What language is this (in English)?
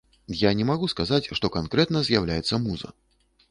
Belarusian